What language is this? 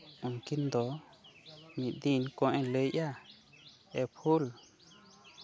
Santali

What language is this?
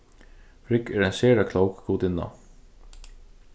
Faroese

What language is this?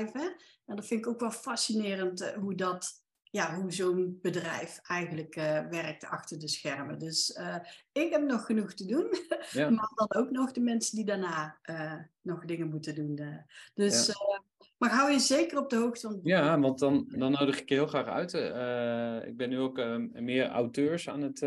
Dutch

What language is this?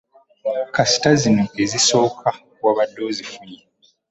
Ganda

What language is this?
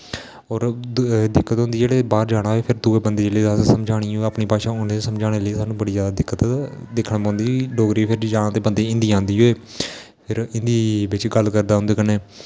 Dogri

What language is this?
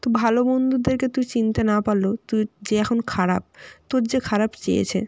Bangla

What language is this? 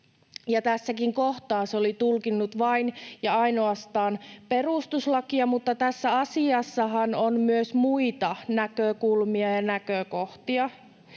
Finnish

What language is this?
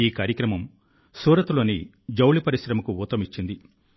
Telugu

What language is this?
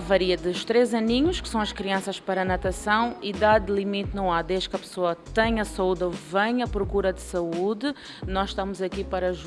Portuguese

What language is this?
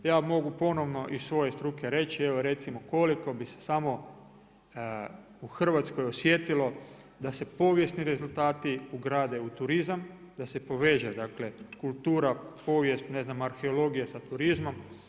Croatian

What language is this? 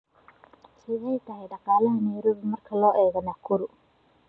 Somali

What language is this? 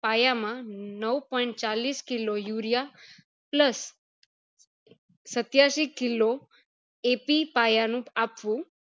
Gujarati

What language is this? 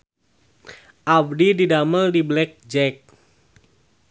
Sundanese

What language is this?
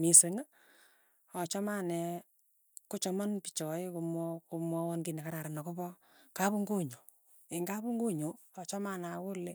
Tugen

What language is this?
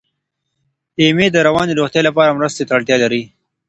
Pashto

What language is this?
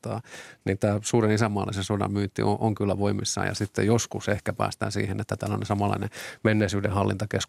Finnish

